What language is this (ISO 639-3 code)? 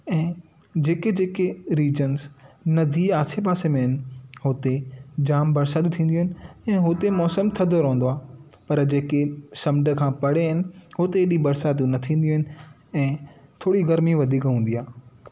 snd